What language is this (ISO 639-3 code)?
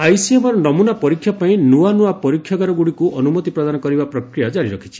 ori